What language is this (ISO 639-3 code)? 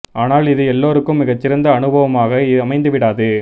tam